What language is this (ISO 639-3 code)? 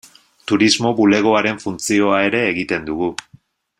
eus